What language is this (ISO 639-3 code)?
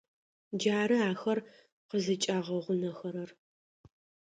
ady